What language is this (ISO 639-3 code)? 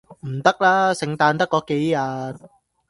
yue